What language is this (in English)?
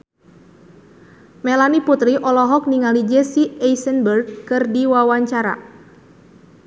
Sundanese